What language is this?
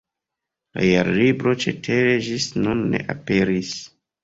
Esperanto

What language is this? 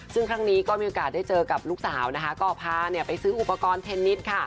Thai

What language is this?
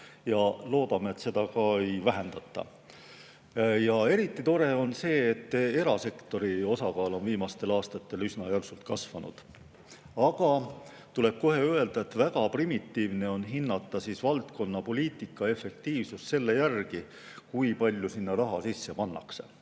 Estonian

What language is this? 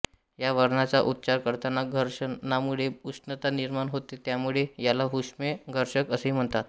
Marathi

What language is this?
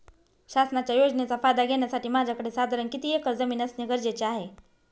Marathi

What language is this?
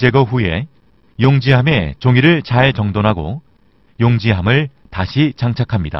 Korean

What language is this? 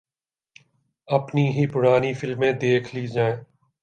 Urdu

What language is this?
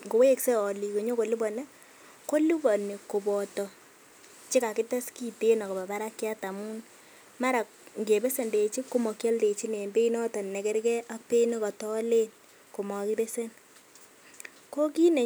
Kalenjin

